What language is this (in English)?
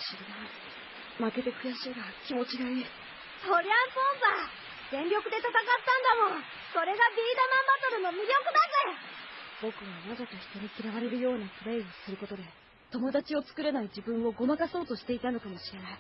Japanese